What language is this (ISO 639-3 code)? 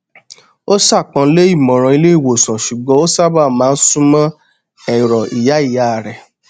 yor